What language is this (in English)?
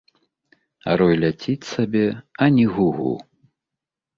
Belarusian